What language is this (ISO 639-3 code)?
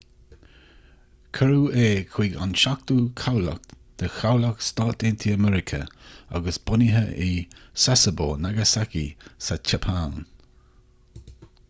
gle